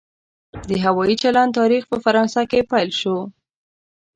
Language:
Pashto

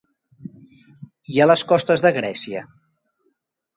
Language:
Catalan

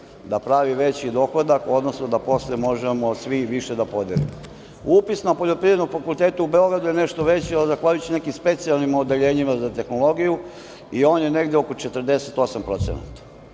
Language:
Serbian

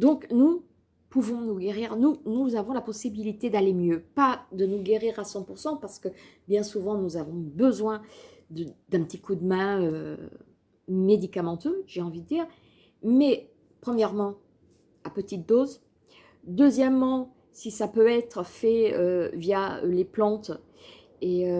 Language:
French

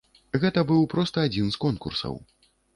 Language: Belarusian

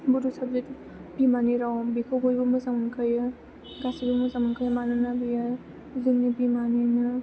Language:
Bodo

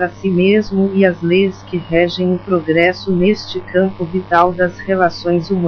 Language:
Portuguese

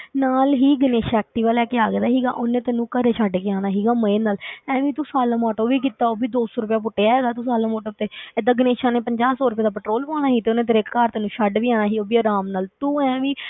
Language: Punjabi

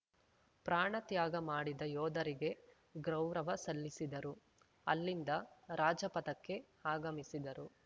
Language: Kannada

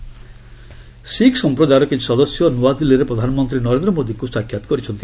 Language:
Odia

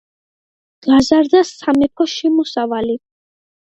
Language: Georgian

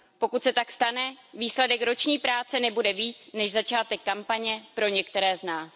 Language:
Czech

